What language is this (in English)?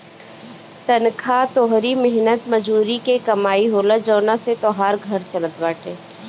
Bhojpuri